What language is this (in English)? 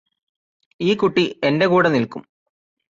Malayalam